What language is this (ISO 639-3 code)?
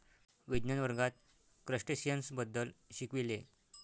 mar